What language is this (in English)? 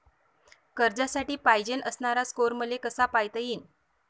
Marathi